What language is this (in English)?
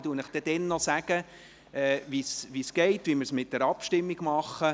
Swiss German